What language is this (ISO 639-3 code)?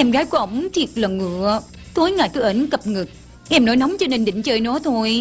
vie